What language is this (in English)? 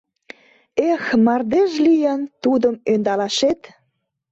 Mari